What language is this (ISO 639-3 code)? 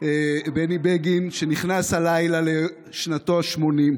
heb